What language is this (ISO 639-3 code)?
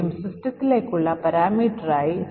mal